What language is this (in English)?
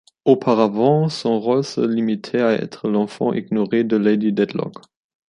French